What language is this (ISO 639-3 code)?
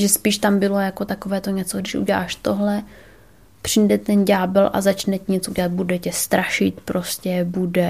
ces